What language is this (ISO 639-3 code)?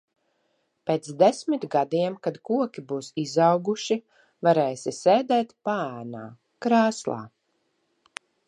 lav